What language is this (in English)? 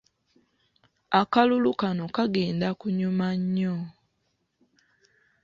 Ganda